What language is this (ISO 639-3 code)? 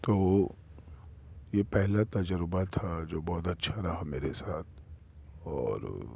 urd